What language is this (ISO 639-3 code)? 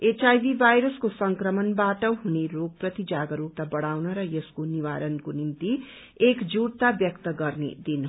nep